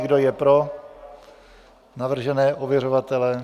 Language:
Czech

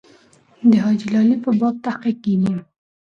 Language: Pashto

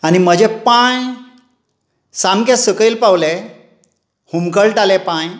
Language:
Konkani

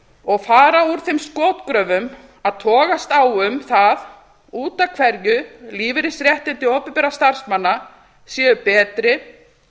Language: Icelandic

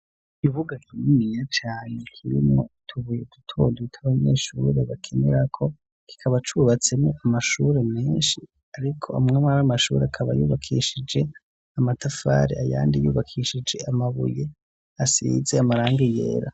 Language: Rundi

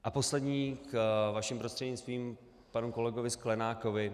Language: Czech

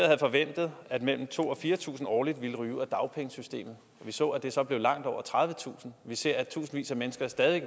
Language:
Danish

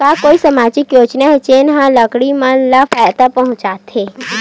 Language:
Chhattisgarhi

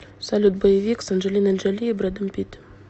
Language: Russian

